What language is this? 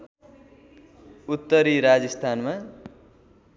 Nepali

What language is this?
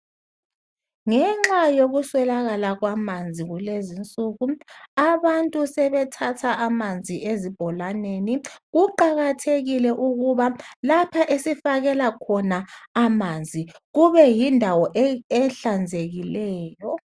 North Ndebele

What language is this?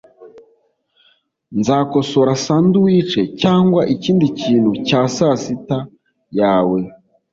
Kinyarwanda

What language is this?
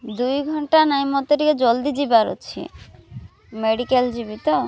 Odia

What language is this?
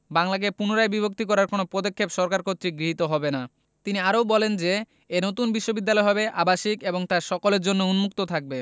Bangla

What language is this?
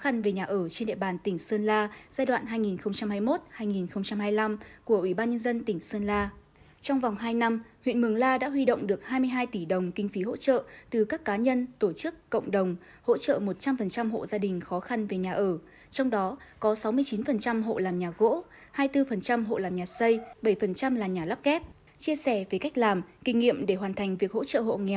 Vietnamese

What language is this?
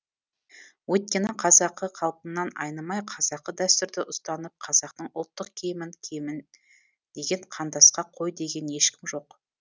Kazakh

